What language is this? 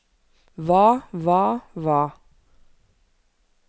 Norwegian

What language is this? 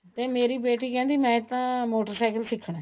Punjabi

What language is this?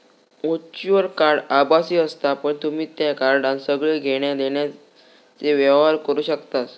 Marathi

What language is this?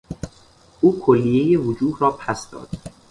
Persian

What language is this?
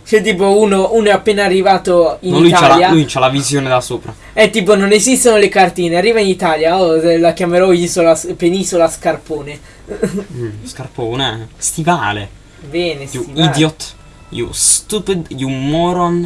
Italian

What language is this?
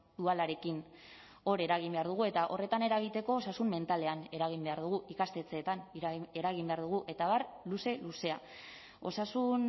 Basque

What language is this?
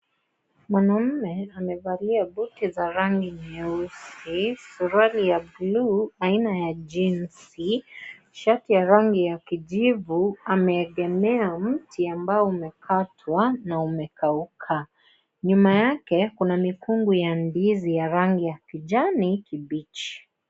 Swahili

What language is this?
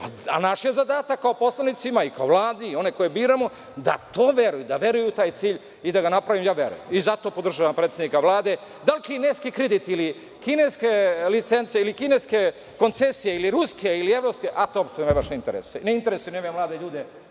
Serbian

